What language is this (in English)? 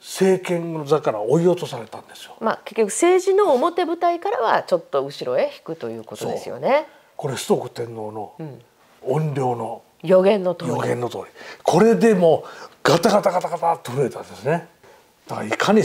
Japanese